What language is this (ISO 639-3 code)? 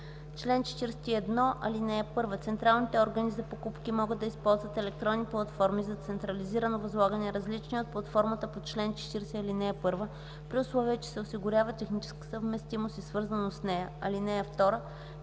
bul